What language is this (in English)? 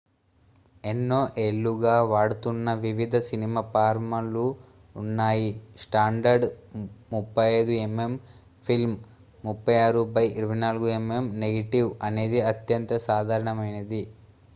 Telugu